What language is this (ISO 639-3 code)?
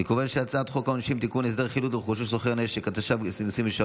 heb